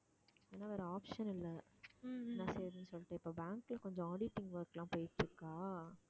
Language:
Tamil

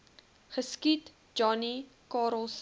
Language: Afrikaans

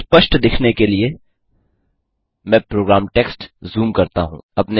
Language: Hindi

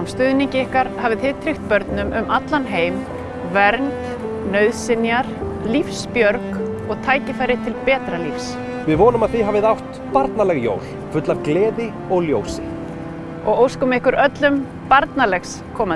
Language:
Icelandic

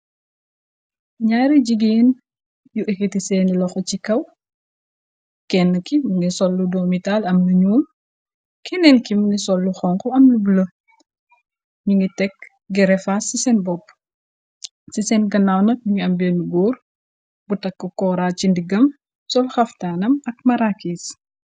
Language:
Wolof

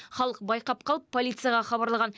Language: Kazakh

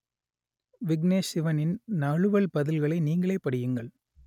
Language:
Tamil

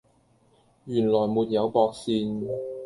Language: Cantonese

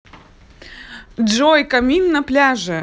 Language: Russian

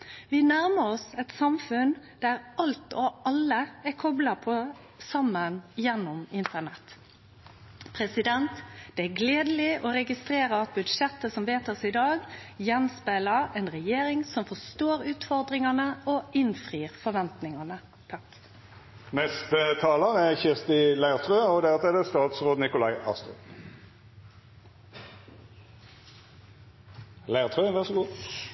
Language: Norwegian Nynorsk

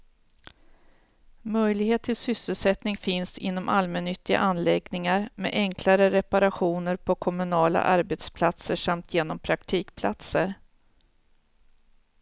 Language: Swedish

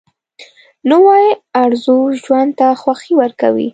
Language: Pashto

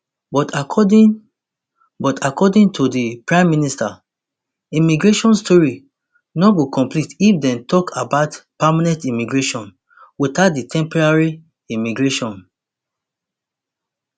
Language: Nigerian Pidgin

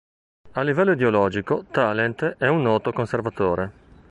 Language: Italian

